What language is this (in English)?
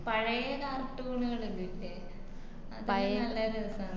Malayalam